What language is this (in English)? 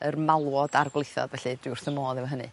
Welsh